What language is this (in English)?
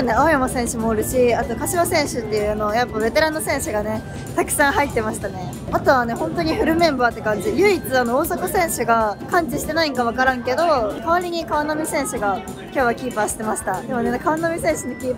Japanese